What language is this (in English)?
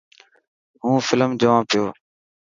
Dhatki